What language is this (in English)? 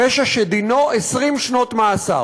Hebrew